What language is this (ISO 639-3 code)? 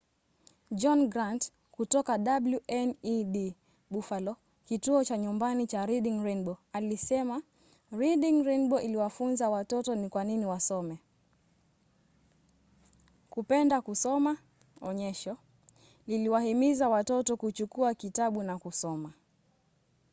swa